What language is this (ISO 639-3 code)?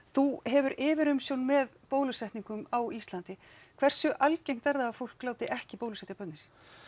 isl